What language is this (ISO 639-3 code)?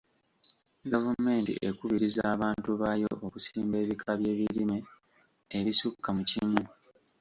lug